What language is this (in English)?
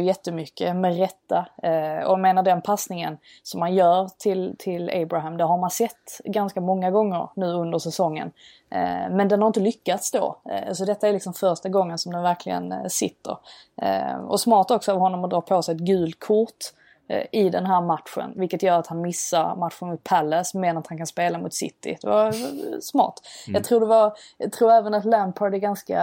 Swedish